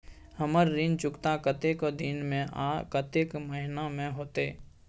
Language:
Maithili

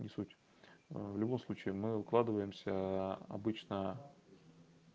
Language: Russian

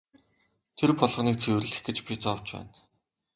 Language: Mongolian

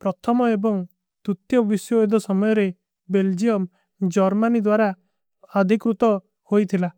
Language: Kui (India)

